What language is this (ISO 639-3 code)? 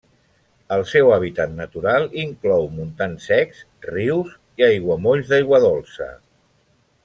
cat